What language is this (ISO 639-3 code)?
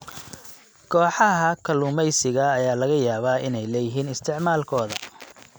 som